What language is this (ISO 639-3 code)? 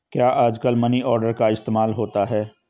hin